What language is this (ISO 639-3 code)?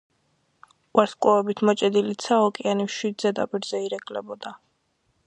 kat